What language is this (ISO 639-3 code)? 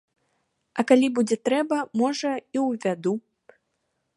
bel